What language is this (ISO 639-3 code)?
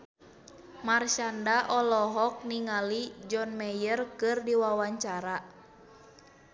sun